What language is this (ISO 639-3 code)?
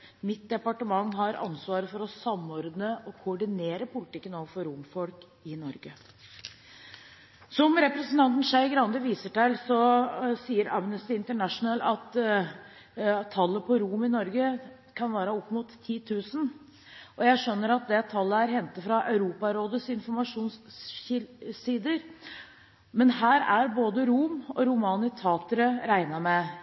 nob